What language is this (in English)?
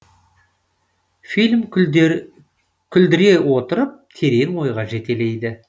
Kazakh